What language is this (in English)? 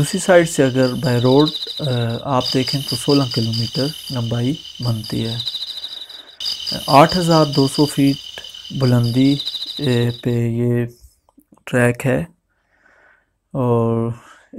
Turkish